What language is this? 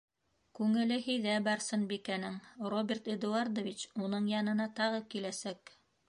Bashkir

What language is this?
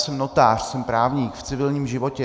Czech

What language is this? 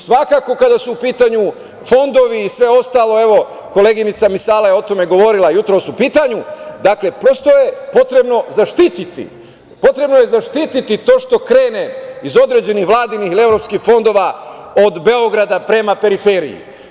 Serbian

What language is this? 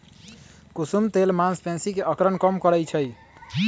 Magahi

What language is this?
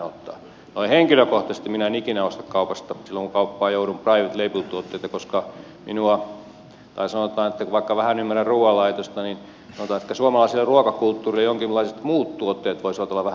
Finnish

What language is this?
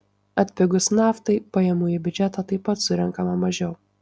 Lithuanian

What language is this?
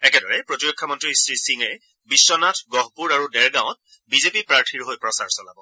Assamese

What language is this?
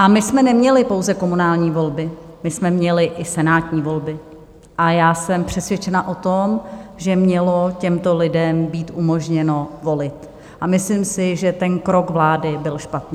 Czech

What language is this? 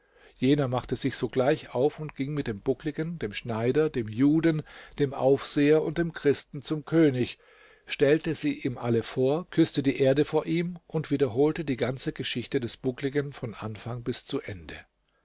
German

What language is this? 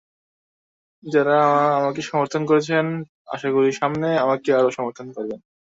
Bangla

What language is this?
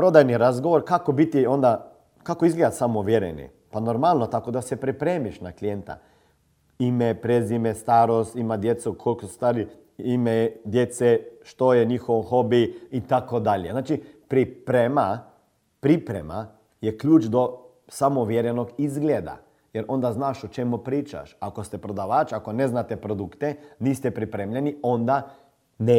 Croatian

